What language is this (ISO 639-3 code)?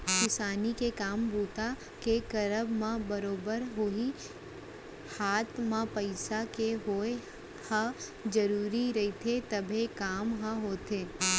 hne